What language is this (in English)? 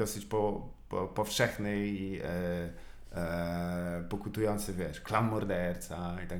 Polish